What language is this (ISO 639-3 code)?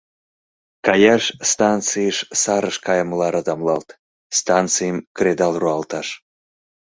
chm